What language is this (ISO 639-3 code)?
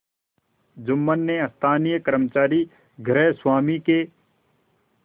hin